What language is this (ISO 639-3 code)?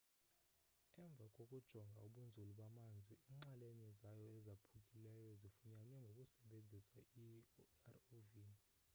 xho